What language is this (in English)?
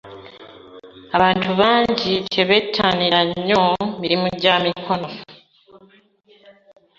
Ganda